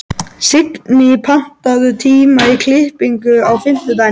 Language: Icelandic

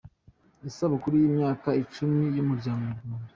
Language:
Kinyarwanda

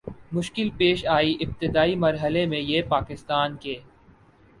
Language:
Urdu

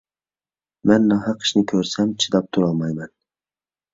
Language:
Uyghur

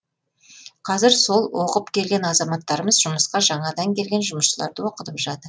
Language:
Kazakh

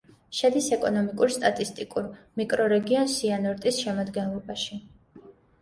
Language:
Georgian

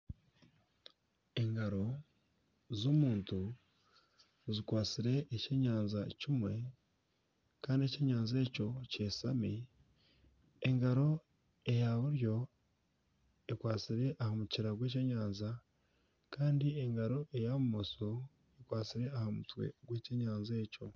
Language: Nyankole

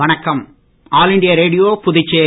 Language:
Tamil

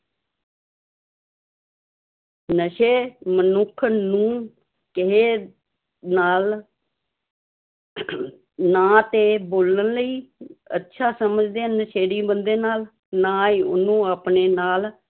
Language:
Punjabi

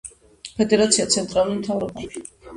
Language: Georgian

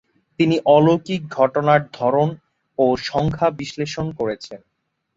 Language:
Bangla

